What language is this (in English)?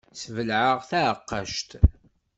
Kabyle